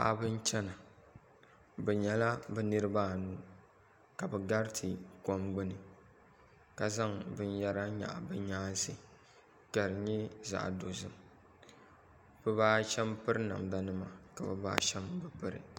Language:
Dagbani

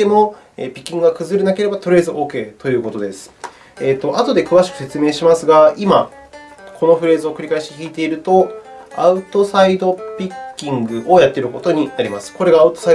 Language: Japanese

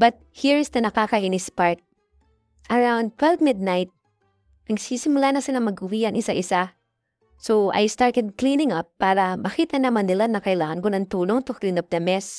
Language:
Filipino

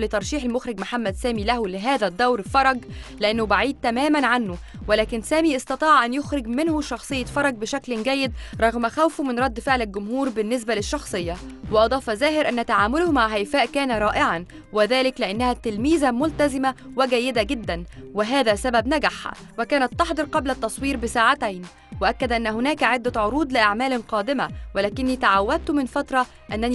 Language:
Arabic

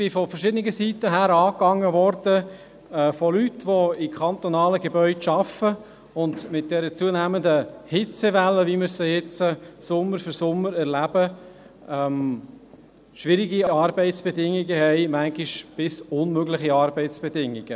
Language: Swiss German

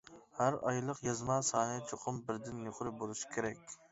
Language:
Uyghur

